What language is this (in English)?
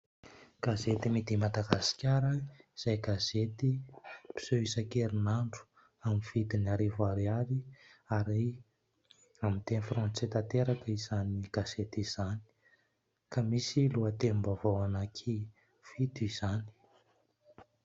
Malagasy